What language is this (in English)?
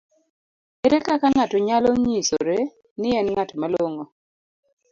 Luo (Kenya and Tanzania)